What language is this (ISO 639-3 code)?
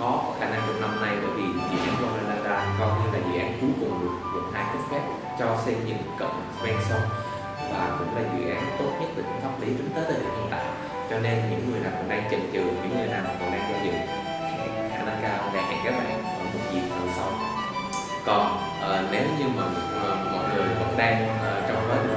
vie